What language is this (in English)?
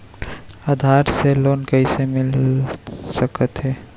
Chhattisgarhi